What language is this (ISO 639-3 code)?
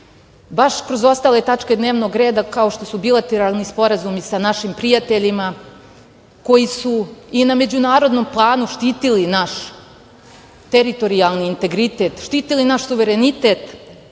srp